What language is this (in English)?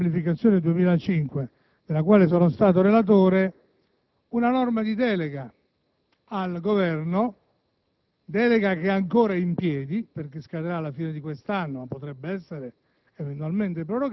Italian